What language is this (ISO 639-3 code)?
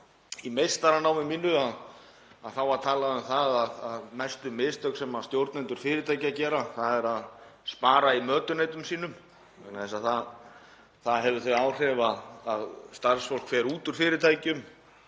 isl